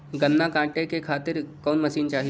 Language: Bhojpuri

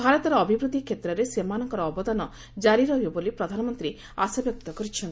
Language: Odia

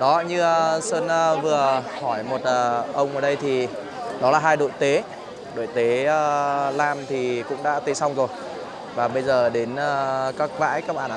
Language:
Vietnamese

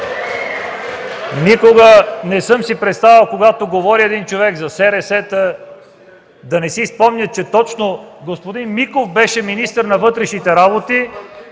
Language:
Bulgarian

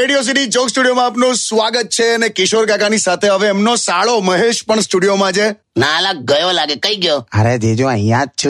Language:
Hindi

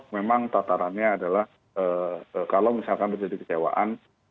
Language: Indonesian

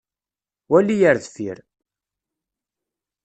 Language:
Kabyle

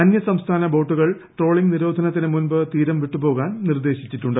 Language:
Malayalam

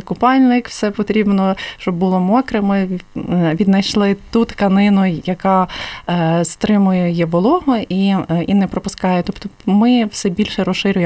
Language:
Ukrainian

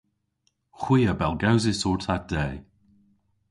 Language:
Cornish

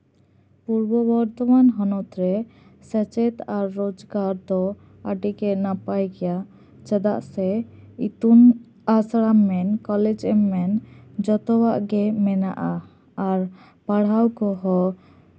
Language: Santali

